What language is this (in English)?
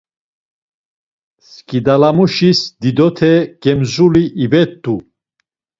Laz